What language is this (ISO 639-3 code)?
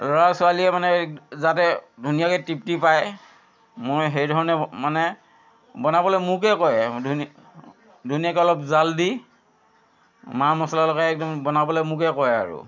asm